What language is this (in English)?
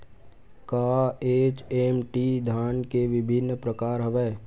Chhattisgarhi